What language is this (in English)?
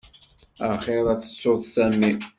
Kabyle